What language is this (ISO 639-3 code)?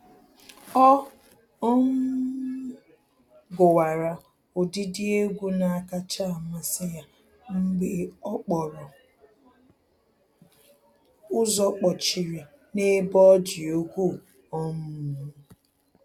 ibo